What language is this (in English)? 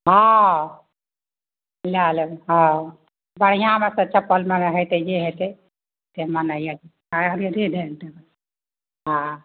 Maithili